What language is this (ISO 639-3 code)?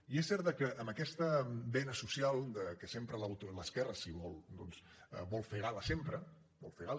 cat